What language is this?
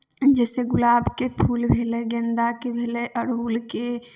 Maithili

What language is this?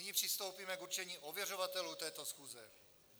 Czech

